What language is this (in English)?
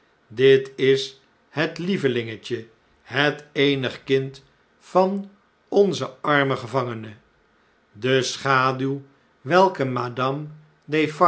Dutch